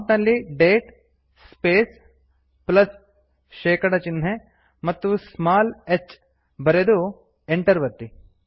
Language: Kannada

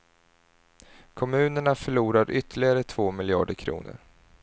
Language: Swedish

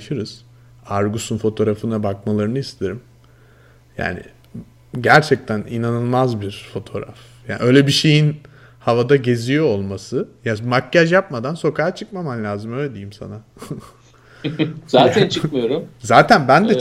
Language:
Turkish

